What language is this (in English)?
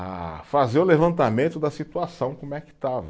Portuguese